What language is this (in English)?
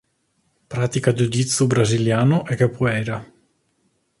Italian